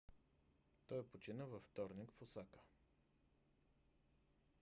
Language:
Bulgarian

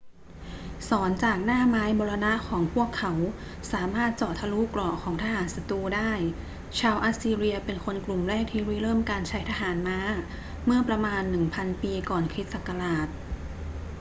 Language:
Thai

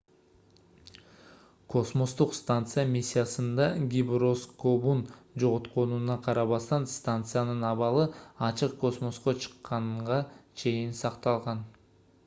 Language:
Kyrgyz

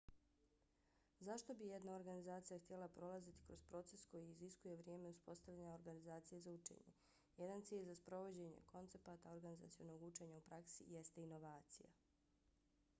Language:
Bosnian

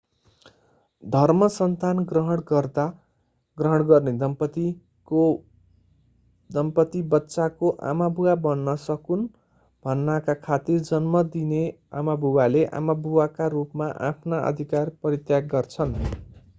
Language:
Nepali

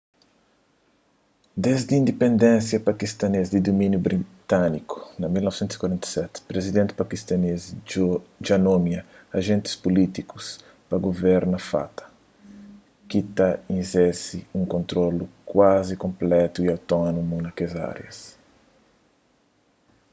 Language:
Kabuverdianu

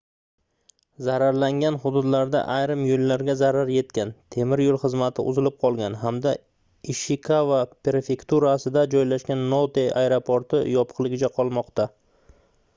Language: Uzbek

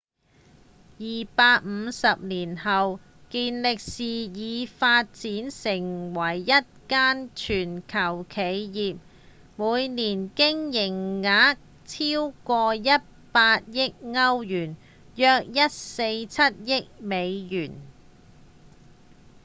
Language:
Cantonese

